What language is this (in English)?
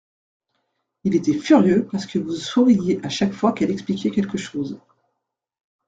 French